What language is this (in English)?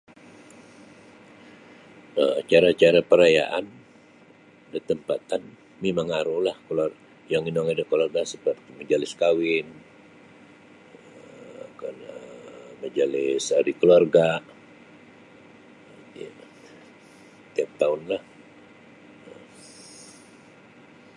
Sabah Bisaya